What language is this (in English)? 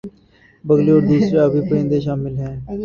Urdu